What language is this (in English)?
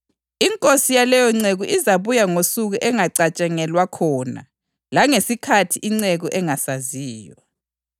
North Ndebele